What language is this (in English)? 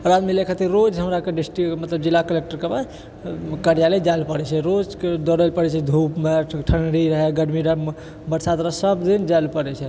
Maithili